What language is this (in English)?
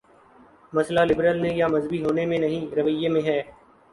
Urdu